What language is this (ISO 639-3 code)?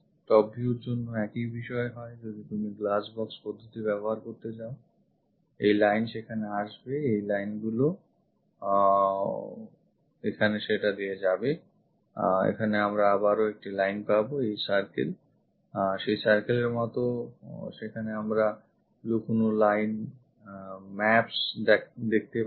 ben